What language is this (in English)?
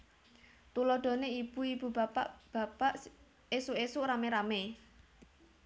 Javanese